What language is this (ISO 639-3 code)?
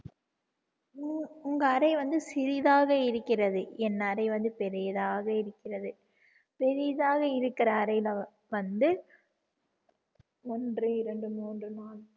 tam